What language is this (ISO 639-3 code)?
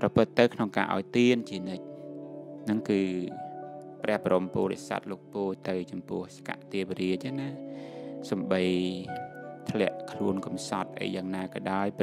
tha